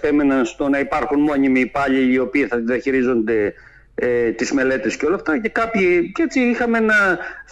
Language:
Greek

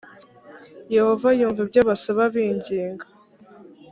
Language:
Kinyarwanda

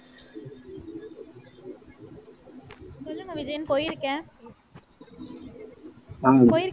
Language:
Tamil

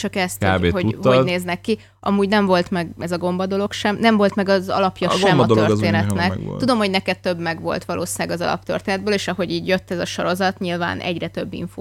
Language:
Hungarian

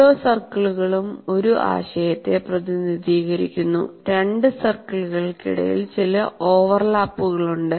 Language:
Malayalam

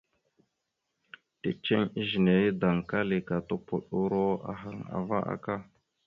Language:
Mada (Cameroon)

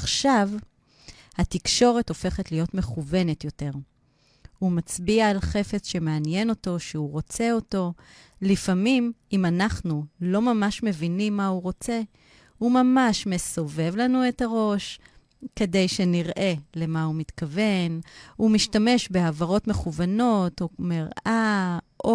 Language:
Hebrew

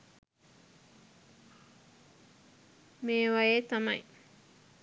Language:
Sinhala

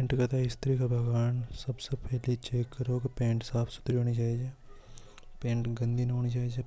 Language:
Hadothi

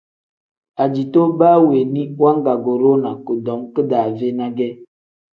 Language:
Tem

